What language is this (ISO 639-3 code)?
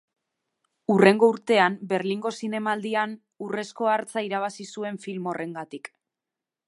eus